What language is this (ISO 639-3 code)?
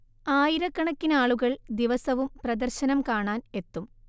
mal